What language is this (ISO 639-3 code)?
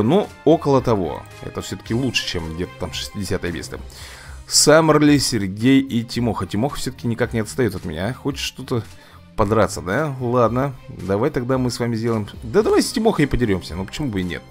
rus